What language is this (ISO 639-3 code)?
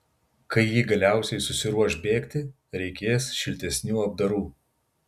lit